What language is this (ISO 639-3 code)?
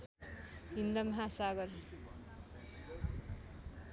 nep